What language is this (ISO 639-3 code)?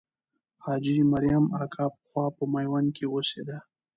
pus